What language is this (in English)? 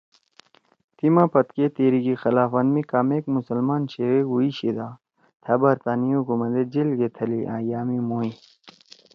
Torwali